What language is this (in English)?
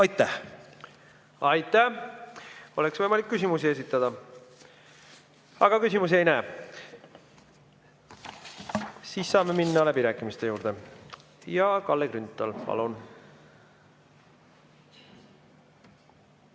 Estonian